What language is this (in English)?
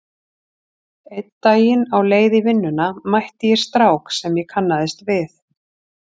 Icelandic